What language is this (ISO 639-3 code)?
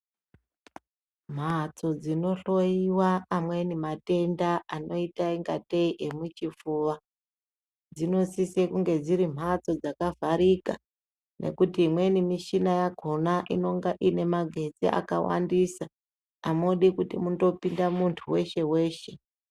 ndc